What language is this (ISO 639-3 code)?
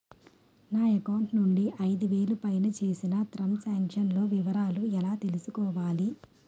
tel